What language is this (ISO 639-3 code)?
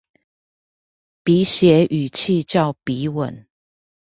zho